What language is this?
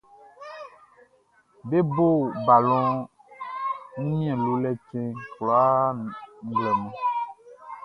Baoulé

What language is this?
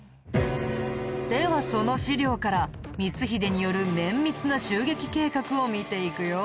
Japanese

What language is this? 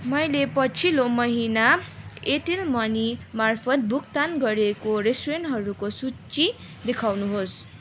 Nepali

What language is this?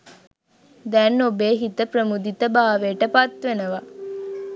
Sinhala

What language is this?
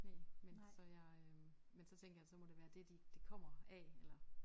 Danish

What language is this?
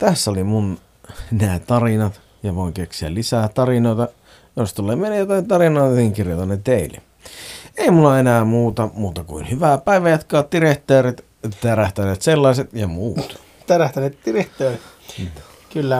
Finnish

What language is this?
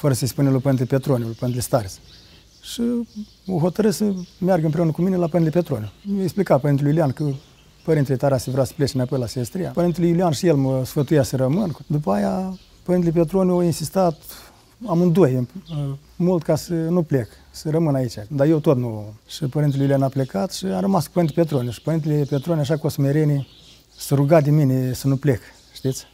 Romanian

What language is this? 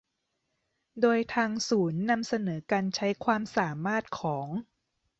Thai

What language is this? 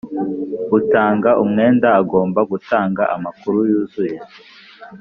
Kinyarwanda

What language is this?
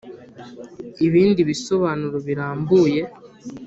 Kinyarwanda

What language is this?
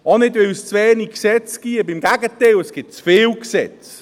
Swiss German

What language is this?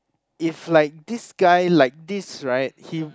English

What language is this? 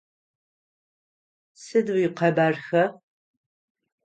Adyghe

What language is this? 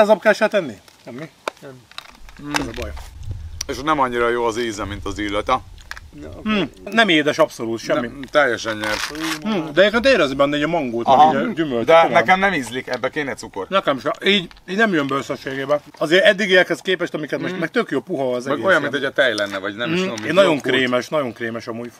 Hungarian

